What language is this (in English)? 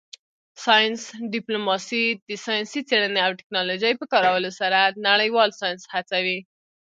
Pashto